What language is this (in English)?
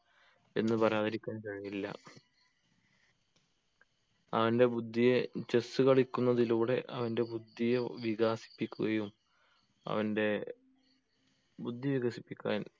Malayalam